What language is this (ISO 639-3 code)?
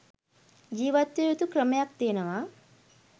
sin